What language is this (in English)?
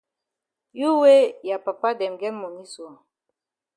Cameroon Pidgin